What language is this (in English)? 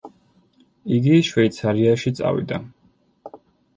Georgian